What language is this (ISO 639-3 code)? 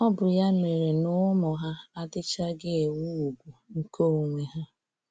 ibo